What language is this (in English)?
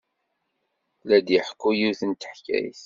Kabyle